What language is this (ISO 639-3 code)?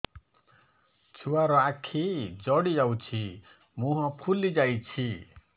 ori